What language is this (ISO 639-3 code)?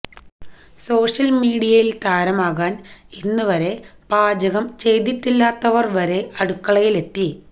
mal